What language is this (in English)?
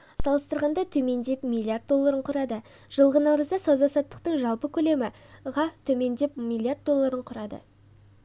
Kazakh